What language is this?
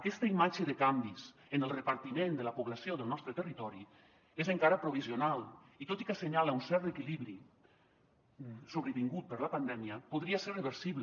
Catalan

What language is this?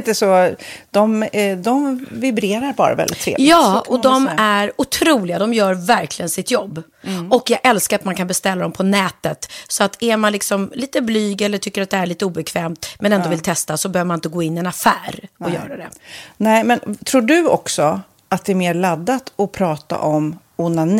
Swedish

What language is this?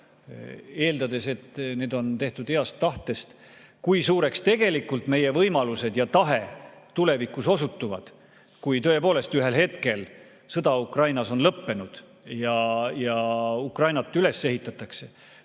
Estonian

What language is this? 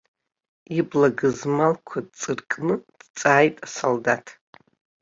Abkhazian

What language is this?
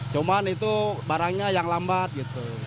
Indonesian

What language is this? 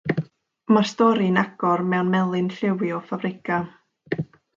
Welsh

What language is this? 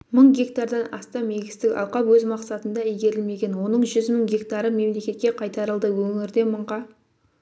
Kazakh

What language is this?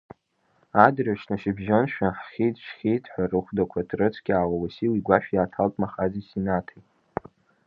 Abkhazian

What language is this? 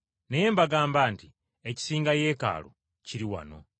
Ganda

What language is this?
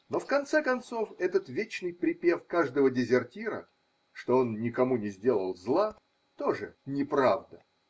Russian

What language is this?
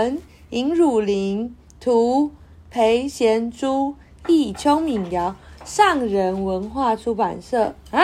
Chinese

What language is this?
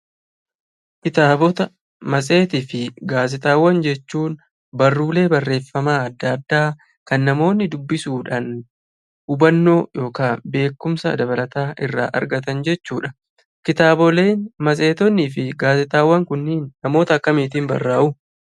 Oromo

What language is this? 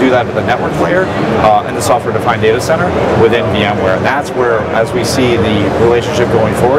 English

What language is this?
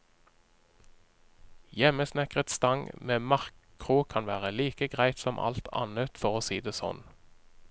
Norwegian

